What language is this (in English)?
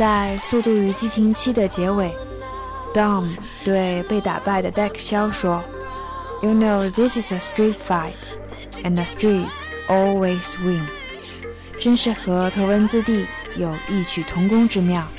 Chinese